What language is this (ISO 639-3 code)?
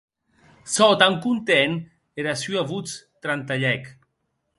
oci